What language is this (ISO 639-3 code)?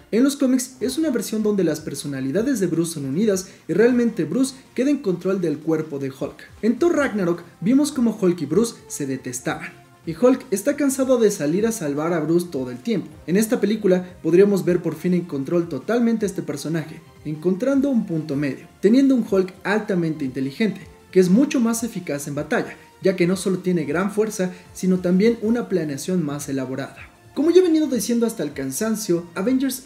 spa